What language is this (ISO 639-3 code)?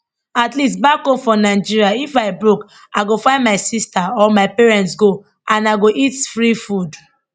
pcm